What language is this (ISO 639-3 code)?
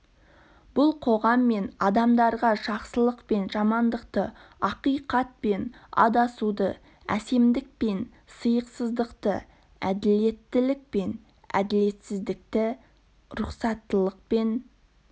kaz